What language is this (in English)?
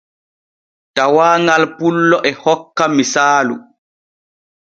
Borgu Fulfulde